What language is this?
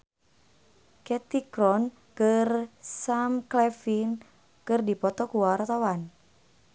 Sundanese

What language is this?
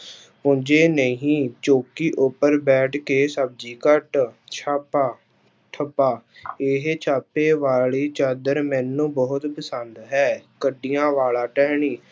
Punjabi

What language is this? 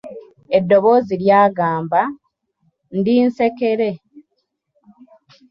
Ganda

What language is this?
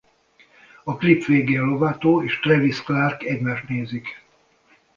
Hungarian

